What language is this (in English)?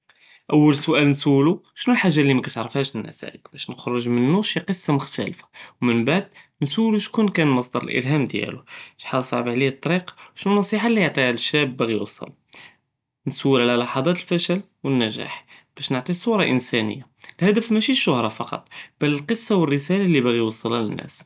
Judeo-Arabic